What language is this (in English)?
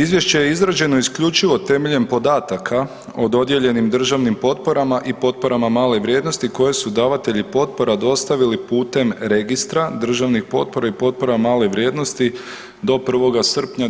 Croatian